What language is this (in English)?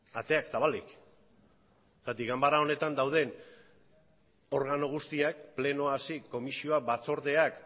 Basque